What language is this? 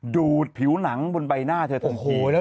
Thai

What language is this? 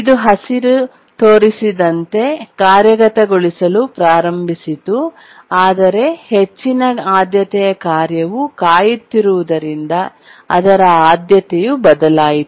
Kannada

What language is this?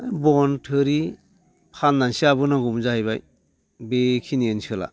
Bodo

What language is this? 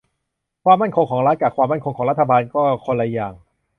Thai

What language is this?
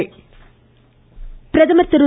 Tamil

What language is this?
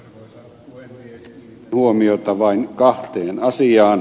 Finnish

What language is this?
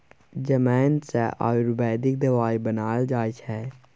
Maithili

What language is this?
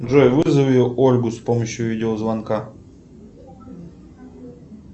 Russian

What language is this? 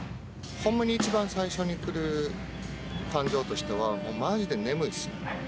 Japanese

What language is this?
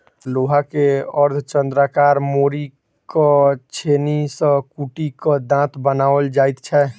Maithili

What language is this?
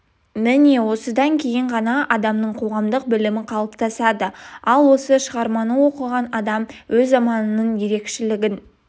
Kazakh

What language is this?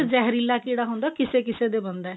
Punjabi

